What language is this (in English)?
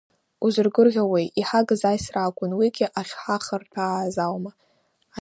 Abkhazian